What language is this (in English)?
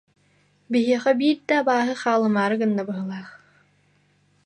Yakut